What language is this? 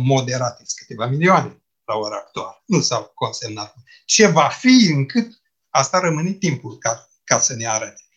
Romanian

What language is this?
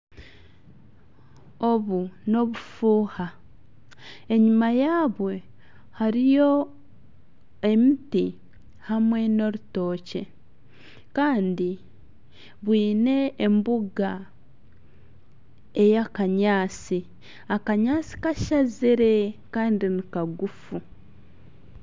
Nyankole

